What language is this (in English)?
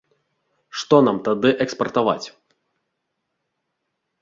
Belarusian